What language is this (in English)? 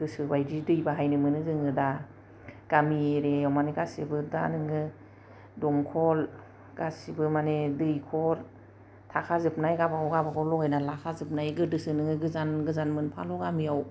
Bodo